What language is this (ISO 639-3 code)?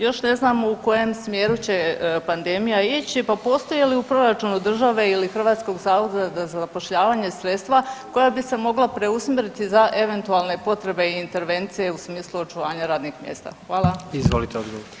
hrv